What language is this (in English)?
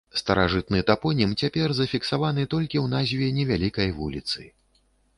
Belarusian